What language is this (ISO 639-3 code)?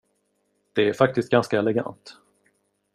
swe